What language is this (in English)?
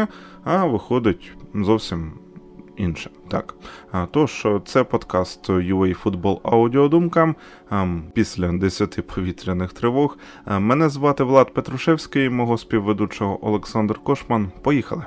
Ukrainian